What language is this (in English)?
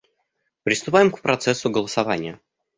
Russian